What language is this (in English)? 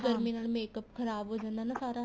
Punjabi